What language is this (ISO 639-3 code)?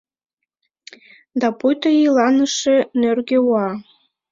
chm